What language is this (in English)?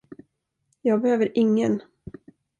Swedish